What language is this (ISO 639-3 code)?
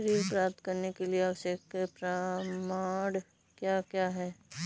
hin